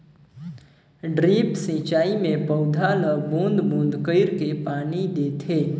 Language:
Chhattisgarhi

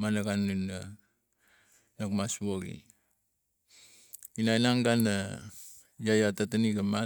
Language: Tigak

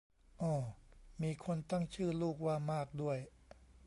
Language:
Thai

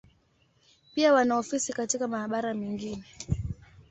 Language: Swahili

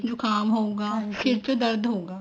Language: Punjabi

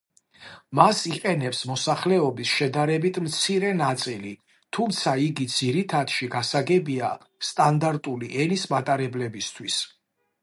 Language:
Georgian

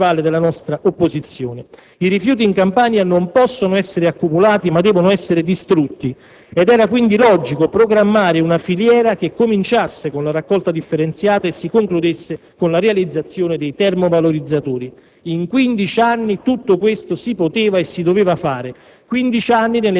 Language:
Italian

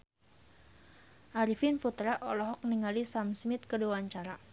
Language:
Sundanese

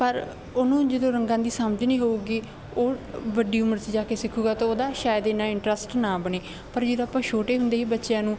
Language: Punjabi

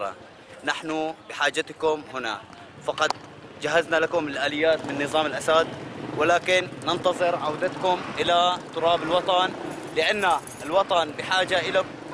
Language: Arabic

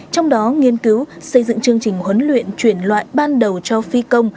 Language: Vietnamese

